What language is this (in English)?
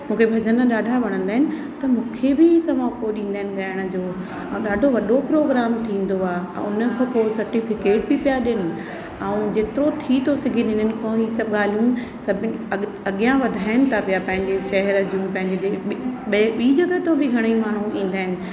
Sindhi